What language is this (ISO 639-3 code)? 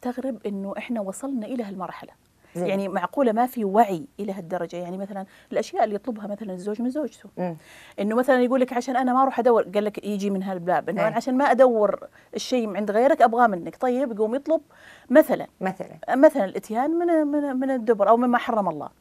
ara